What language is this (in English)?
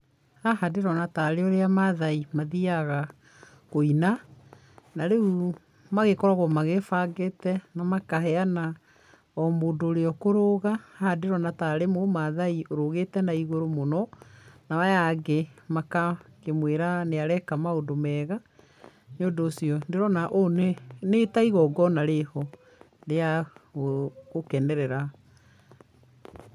Kikuyu